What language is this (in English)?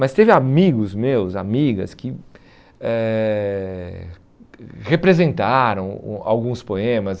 Portuguese